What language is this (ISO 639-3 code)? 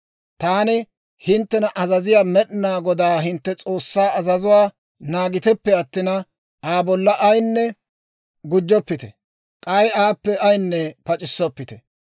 dwr